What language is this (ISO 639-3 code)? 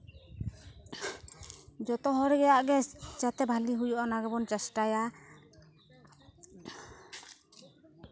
sat